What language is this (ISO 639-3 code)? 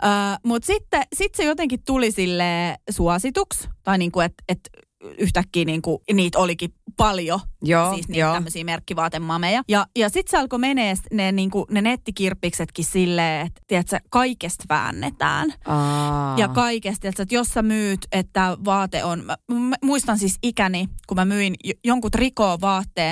fin